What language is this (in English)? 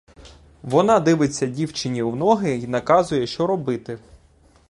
Ukrainian